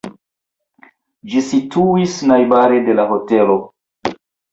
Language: Esperanto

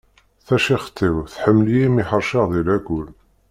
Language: Kabyle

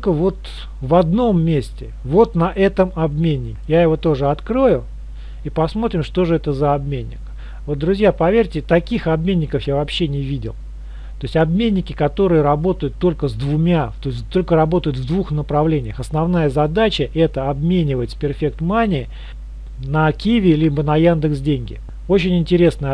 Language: Russian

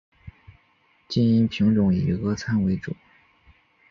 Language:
Chinese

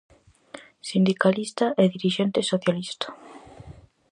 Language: Galician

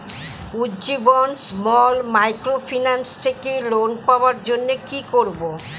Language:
Bangla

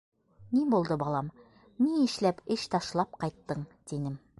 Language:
Bashkir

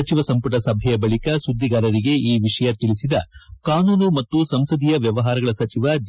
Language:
Kannada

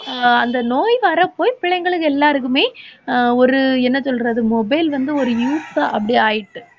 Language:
Tamil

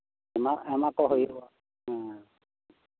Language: Santali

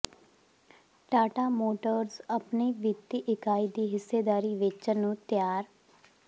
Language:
Punjabi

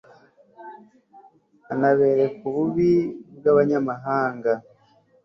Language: Kinyarwanda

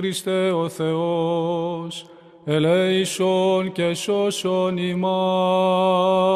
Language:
Greek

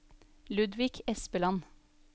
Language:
Norwegian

